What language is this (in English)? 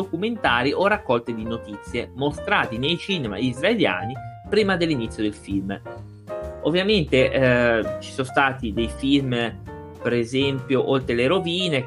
Italian